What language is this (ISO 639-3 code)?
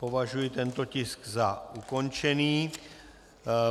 ces